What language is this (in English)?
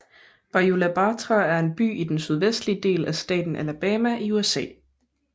Danish